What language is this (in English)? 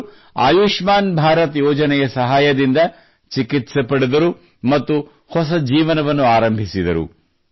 Kannada